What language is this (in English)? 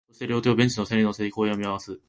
Japanese